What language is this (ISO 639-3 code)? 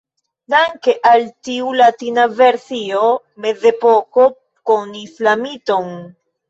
epo